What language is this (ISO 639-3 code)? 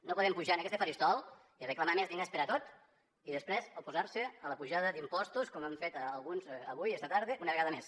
cat